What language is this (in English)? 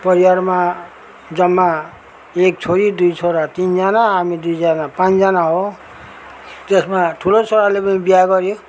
Nepali